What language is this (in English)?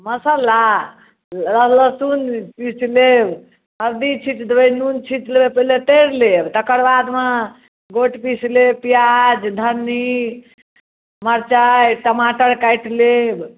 Maithili